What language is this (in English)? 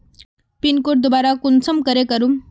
Magahi